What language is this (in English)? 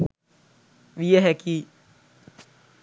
Sinhala